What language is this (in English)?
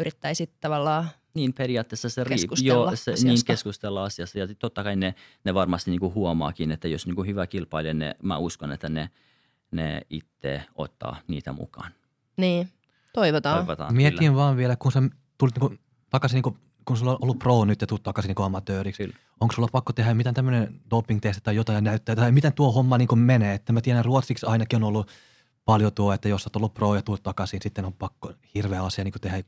Finnish